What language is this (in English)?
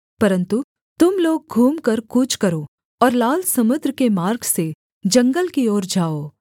Hindi